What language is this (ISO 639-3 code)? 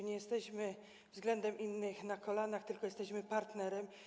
pol